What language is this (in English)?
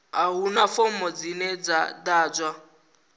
Venda